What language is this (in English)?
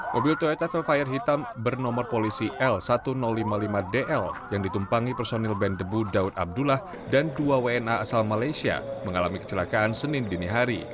Indonesian